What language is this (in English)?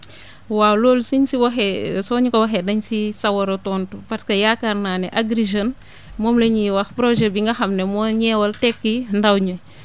Wolof